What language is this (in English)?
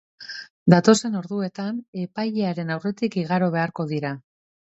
Basque